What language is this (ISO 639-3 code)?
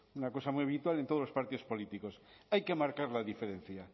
spa